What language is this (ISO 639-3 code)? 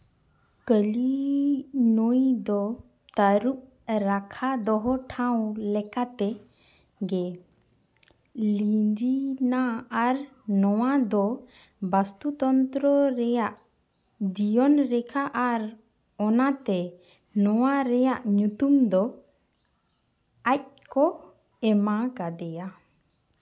sat